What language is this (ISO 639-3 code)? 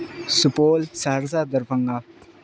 urd